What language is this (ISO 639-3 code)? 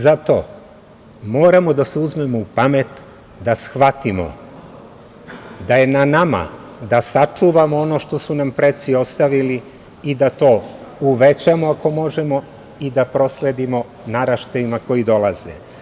srp